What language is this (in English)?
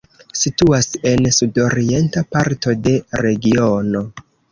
Esperanto